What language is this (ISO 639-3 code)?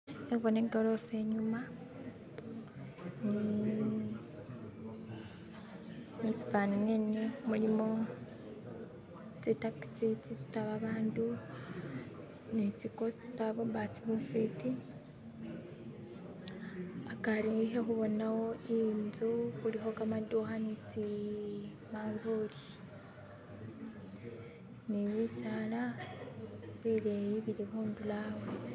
myx